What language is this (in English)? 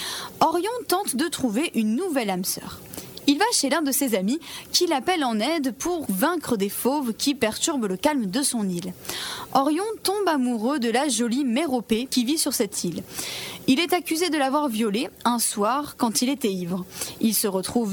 French